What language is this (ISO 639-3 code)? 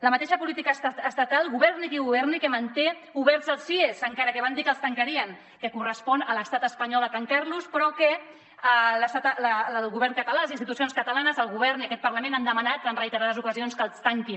cat